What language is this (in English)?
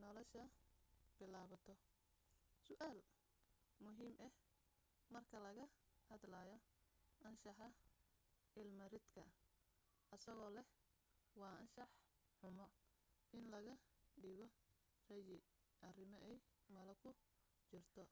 Somali